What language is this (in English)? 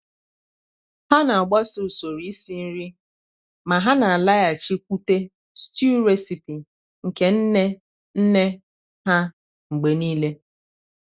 Igbo